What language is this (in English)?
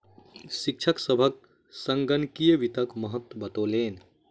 Maithili